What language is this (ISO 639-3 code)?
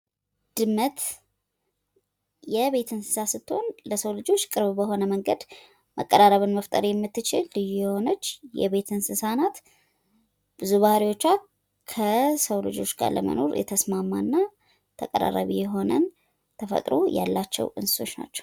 amh